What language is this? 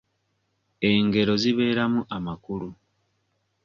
Ganda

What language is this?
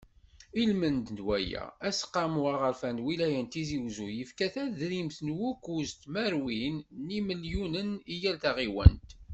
Kabyle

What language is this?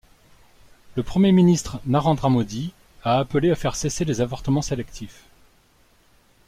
French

